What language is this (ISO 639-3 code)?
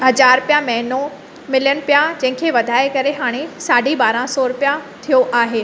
snd